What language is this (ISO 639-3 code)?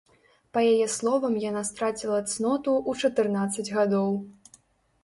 bel